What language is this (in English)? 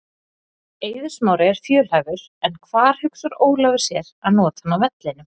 Icelandic